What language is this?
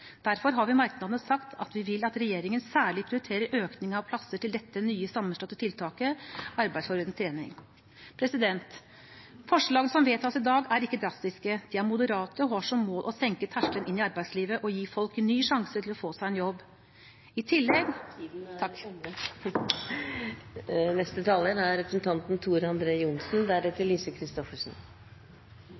Norwegian Bokmål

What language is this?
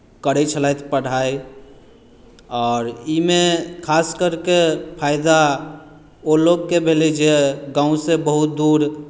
Maithili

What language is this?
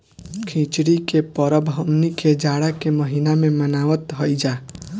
Bhojpuri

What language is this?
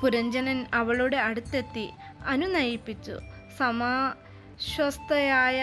Malayalam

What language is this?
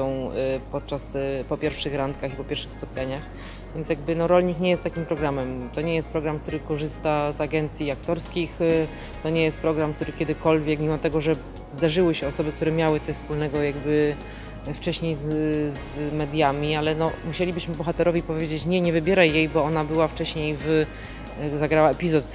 Polish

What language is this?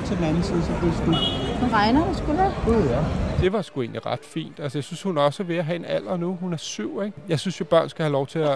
Danish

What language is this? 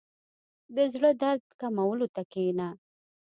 Pashto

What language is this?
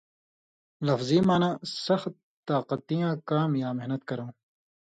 Indus Kohistani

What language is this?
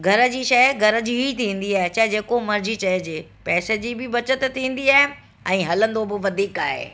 Sindhi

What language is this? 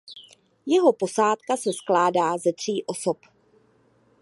Czech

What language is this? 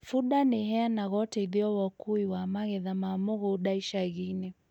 Kikuyu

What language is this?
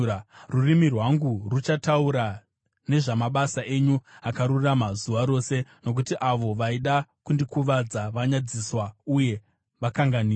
Shona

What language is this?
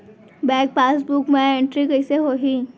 Chhattisgarhi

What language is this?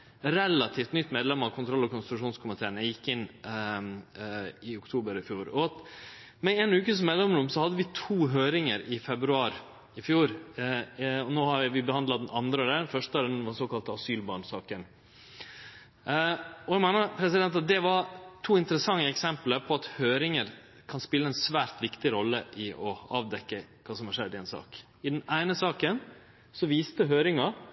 Norwegian Nynorsk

